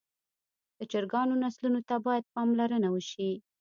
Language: Pashto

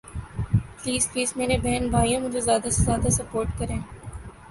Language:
Urdu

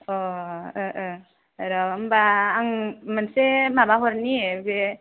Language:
Bodo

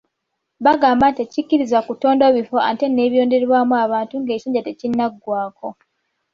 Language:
Ganda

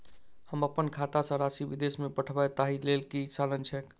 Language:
Maithili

